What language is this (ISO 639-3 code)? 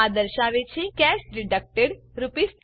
guj